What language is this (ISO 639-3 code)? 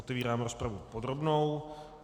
ces